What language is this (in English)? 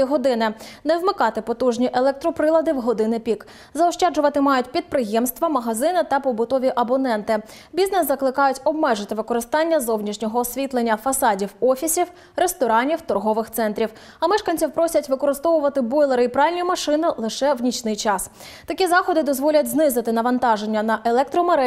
Ukrainian